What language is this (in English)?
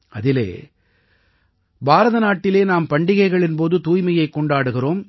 Tamil